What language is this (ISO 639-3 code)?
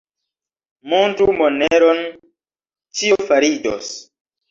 epo